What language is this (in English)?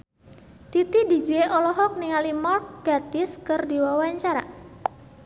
Sundanese